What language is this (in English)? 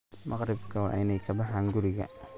Somali